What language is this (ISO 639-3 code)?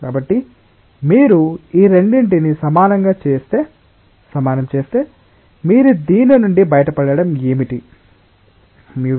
tel